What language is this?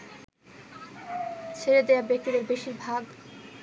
Bangla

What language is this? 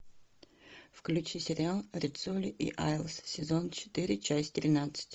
Russian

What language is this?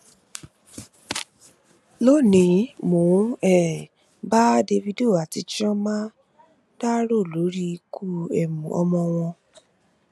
Yoruba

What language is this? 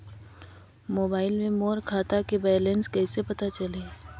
Chhattisgarhi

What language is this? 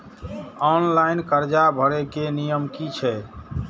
Maithili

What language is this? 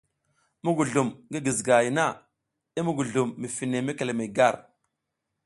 South Giziga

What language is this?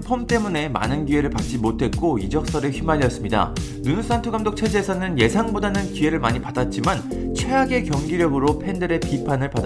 Korean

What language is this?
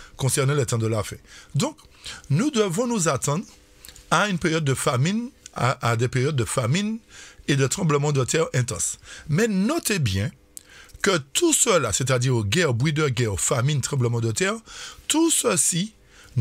French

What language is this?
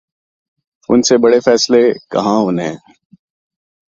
Urdu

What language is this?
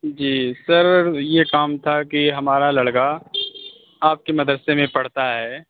Urdu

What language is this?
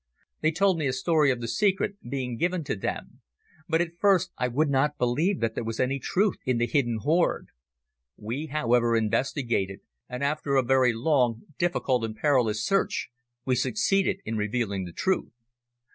English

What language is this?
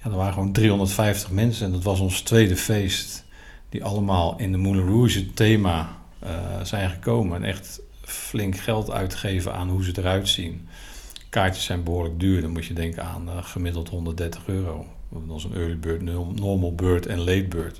Dutch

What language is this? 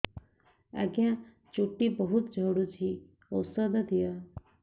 Odia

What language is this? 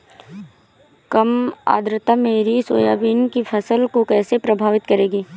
Hindi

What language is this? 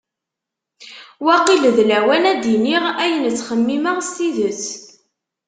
Kabyle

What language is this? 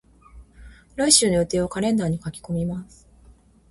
Japanese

